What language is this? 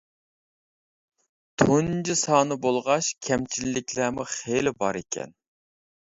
Uyghur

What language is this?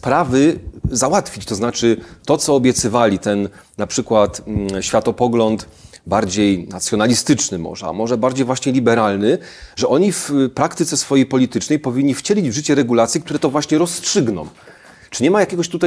Polish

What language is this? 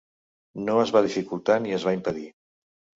Catalan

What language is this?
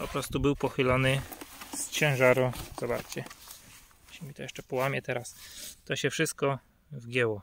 Polish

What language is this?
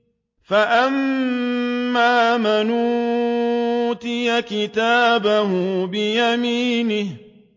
Arabic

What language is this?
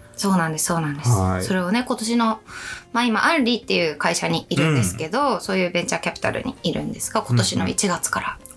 Japanese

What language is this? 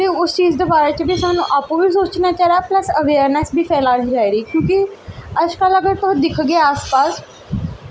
Dogri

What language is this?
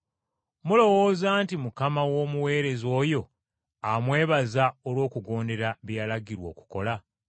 Ganda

